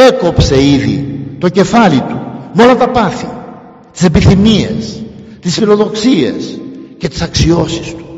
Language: Greek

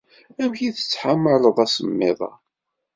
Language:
Kabyle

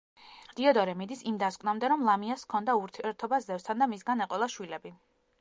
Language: Georgian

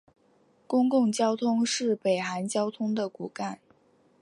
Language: Chinese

